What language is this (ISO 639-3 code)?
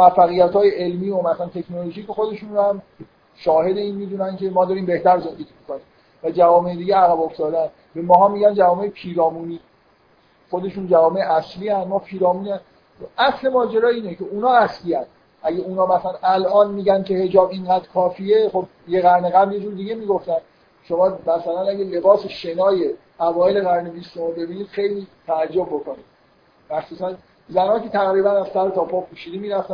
fas